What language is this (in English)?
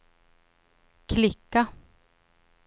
Swedish